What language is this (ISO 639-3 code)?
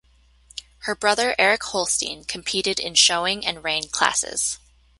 eng